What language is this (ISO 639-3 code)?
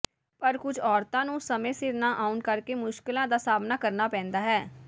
pan